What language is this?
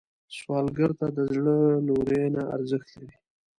Pashto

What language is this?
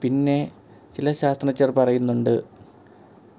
Malayalam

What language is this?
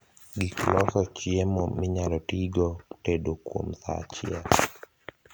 Luo (Kenya and Tanzania)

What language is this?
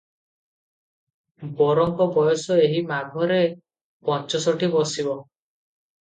Odia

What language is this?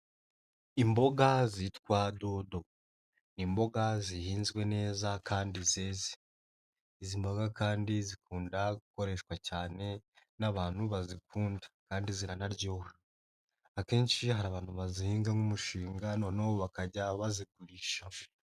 Kinyarwanda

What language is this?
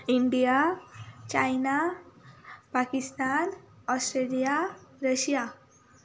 Konkani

